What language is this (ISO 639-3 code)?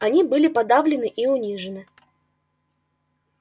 rus